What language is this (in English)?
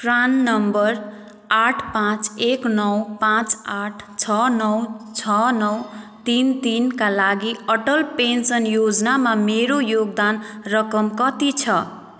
Nepali